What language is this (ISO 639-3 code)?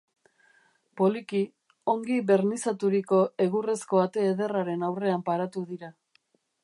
eus